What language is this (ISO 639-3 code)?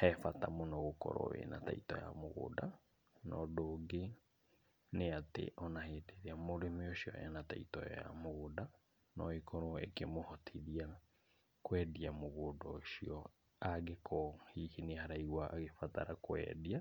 kik